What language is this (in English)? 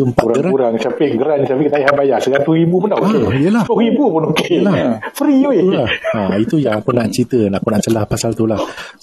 Malay